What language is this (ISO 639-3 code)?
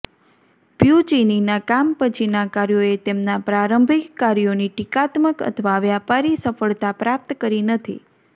guj